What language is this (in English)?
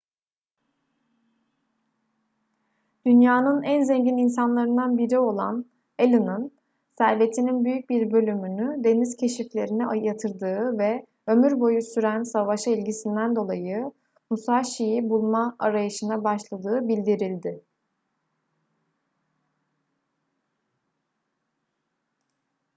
Turkish